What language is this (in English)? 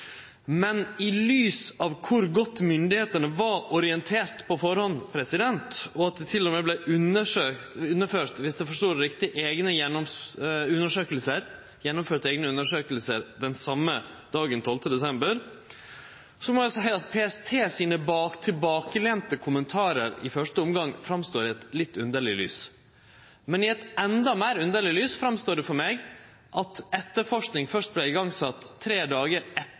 Norwegian Nynorsk